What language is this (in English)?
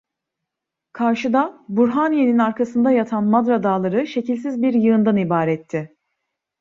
Turkish